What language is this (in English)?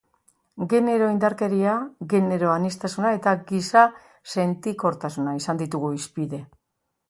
Basque